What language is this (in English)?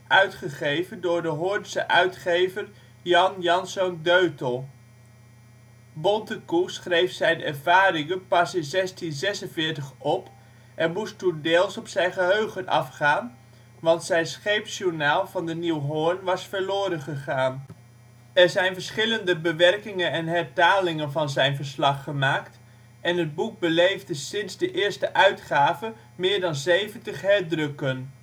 Dutch